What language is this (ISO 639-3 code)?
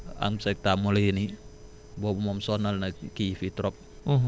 wol